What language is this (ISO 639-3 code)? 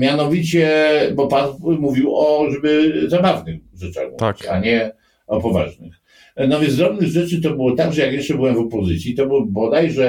pol